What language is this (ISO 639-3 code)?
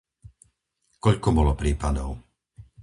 slk